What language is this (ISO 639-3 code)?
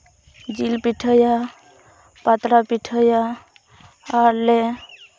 sat